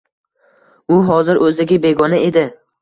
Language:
Uzbek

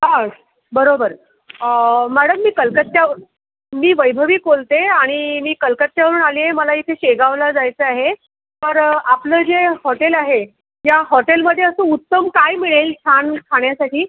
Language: Marathi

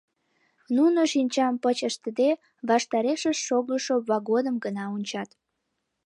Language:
Mari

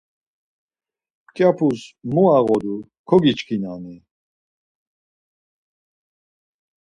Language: Laz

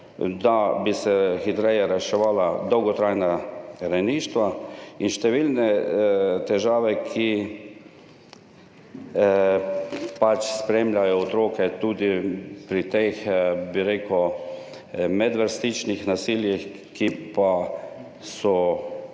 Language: Slovenian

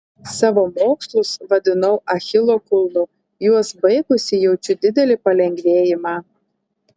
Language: Lithuanian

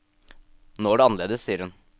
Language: Norwegian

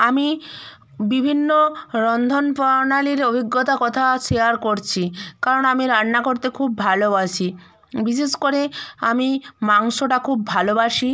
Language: Bangla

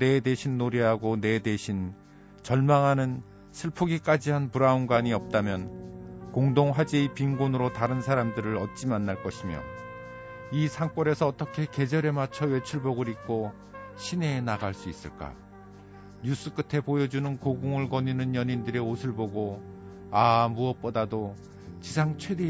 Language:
Korean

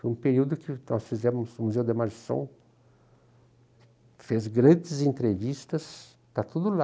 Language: Portuguese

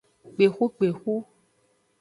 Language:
Aja (Benin)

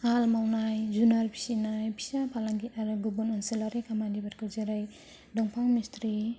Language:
Bodo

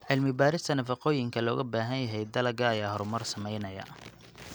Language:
Somali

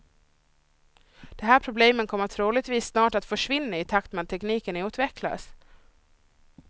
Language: Swedish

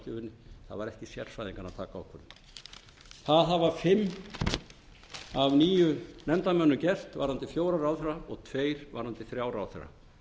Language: Icelandic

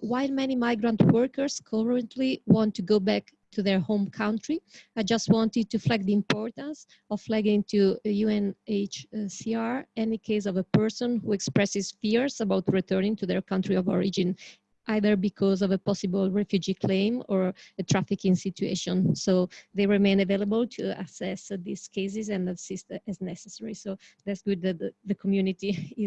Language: English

